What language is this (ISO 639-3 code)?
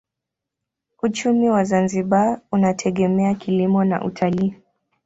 swa